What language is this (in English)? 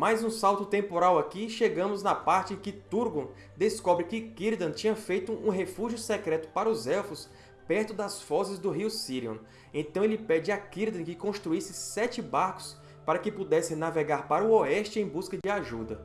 Portuguese